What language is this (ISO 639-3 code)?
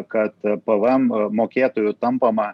lit